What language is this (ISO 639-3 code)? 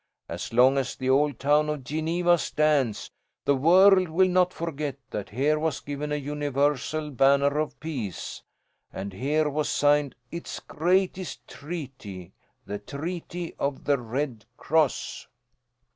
eng